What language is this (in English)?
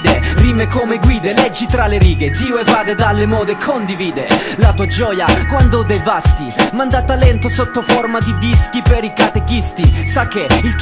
Italian